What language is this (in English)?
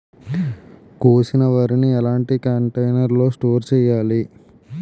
Telugu